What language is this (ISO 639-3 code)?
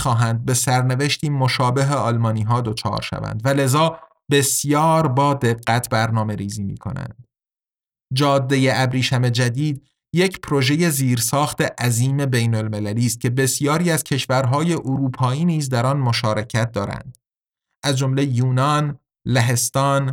fas